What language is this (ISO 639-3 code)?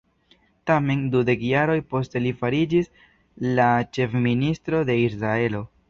epo